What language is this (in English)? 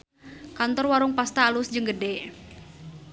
Sundanese